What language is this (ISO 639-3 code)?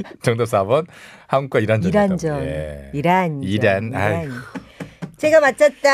kor